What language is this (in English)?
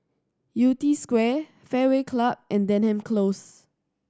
English